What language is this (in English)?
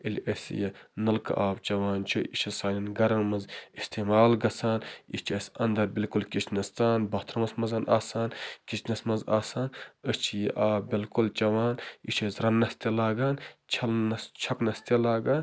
Kashmiri